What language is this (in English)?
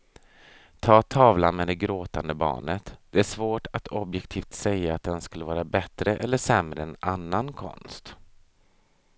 Swedish